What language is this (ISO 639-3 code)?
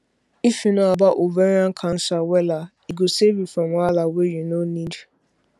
pcm